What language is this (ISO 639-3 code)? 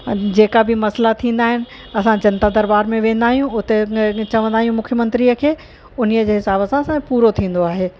snd